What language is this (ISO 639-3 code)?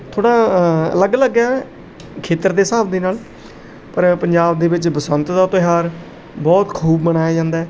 pan